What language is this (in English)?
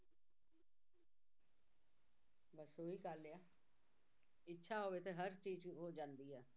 Punjabi